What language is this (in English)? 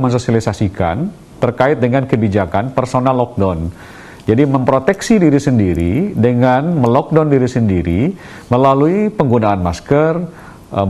Indonesian